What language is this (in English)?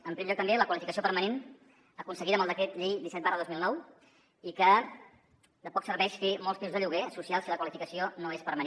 Catalan